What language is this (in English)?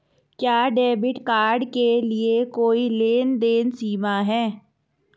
Hindi